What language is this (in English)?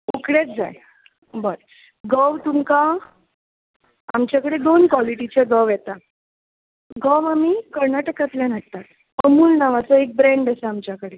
Konkani